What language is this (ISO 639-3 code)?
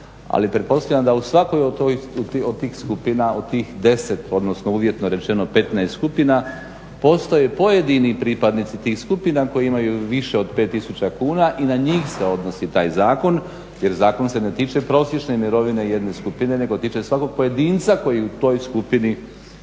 hrv